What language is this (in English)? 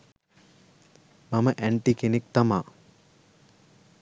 Sinhala